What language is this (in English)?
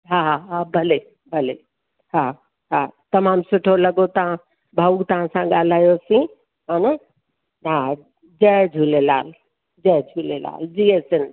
Sindhi